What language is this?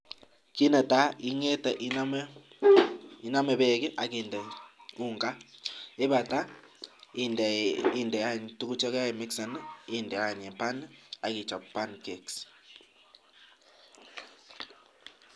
Kalenjin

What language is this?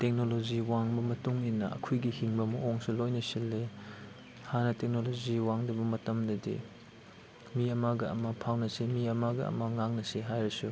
Manipuri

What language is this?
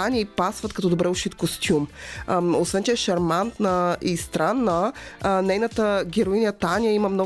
Bulgarian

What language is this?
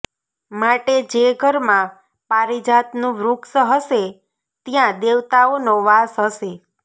Gujarati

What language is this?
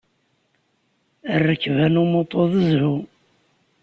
Kabyle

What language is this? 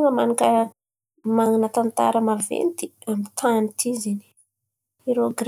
Antankarana Malagasy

